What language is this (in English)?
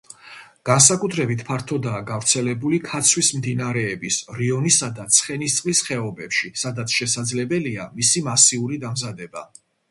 Georgian